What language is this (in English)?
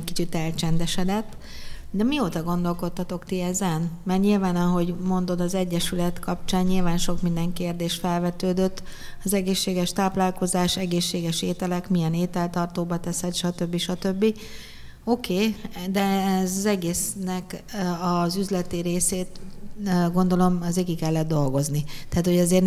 Hungarian